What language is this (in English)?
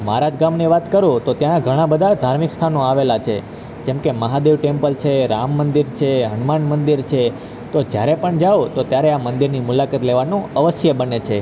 Gujarati